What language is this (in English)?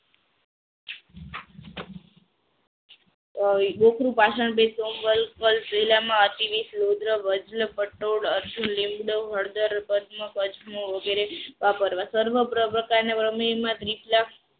Gujarati